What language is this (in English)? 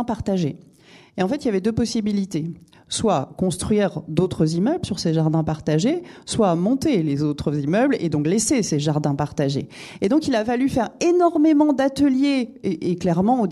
French